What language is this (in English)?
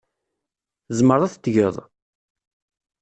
Kabyle